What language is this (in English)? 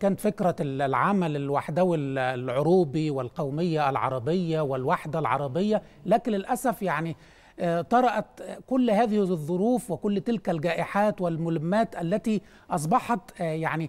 Arabic